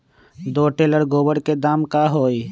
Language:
Magahi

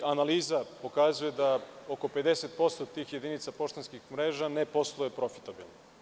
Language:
Serbian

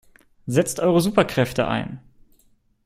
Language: German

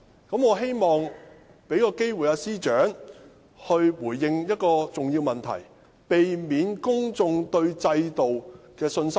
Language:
Cantonese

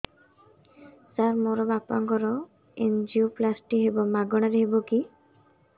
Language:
Odia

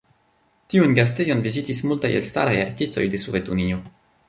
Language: Esperanto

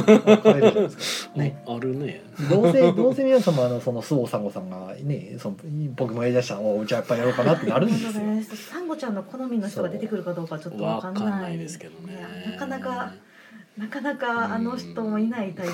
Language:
Japanese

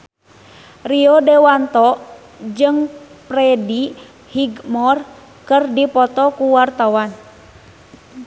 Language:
Sundanese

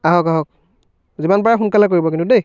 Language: Assamese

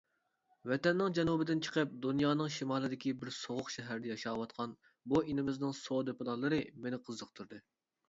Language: Uyghur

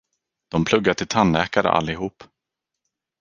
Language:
Swedish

